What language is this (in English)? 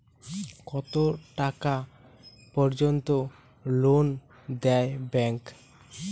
Bangla